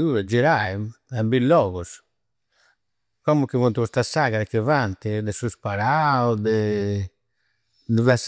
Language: Campidanese Sardinian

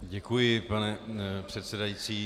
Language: Czech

